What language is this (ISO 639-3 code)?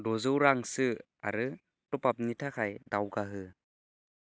brx